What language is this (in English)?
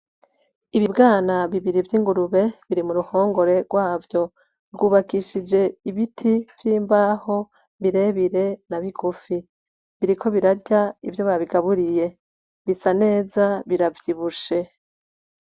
Rundi